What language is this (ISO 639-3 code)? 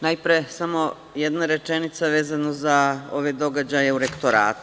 srp